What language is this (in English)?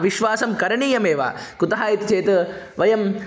Sanskrit